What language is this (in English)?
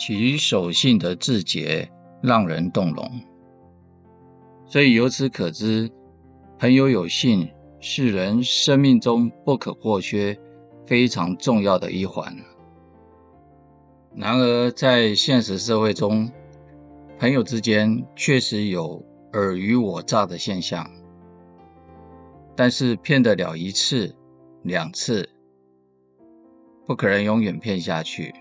Chinese